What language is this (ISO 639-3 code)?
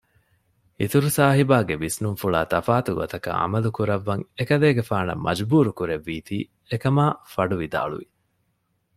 div